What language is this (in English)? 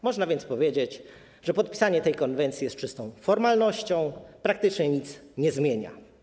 Polish